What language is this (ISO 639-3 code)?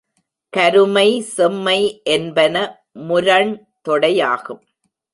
tam